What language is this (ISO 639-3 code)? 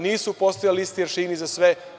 srp